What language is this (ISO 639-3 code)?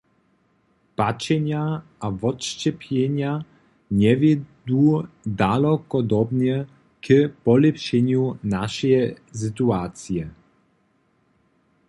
hsb